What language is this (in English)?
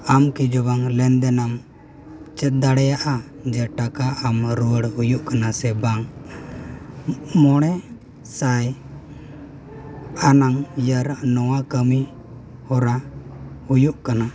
Santali